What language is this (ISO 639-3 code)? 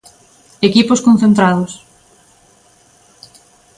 glg